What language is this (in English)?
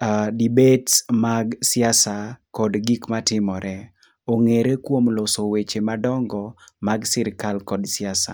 Luo (Kenya and Tanzania)